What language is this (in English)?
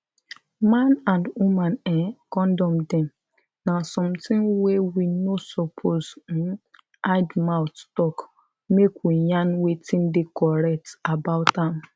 Nigerian Pidgin